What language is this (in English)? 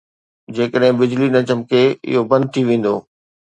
Sindhi